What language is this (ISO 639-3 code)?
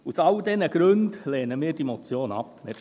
gsw